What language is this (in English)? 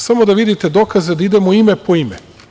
Serbian